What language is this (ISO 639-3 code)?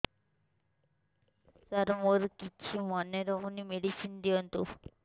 ori